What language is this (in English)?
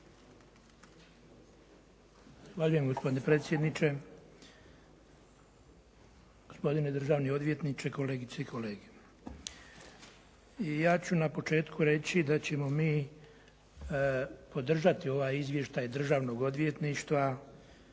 Croatian